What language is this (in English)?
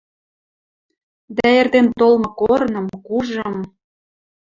Western Mari